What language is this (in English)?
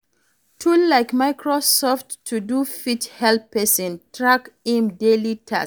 Nigerian Pidgin